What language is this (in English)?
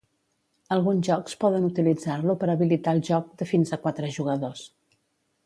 Catalan